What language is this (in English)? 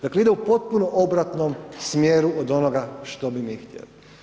Croatian